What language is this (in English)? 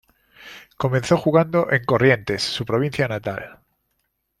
Spanish